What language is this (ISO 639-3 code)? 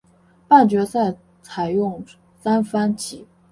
zho